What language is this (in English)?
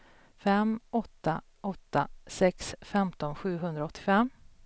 Swedish